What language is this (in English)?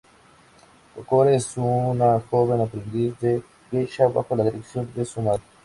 Spanish